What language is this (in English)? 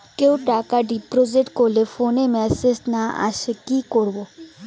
Bangla